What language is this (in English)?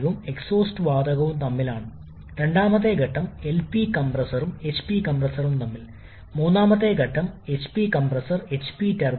Malayalam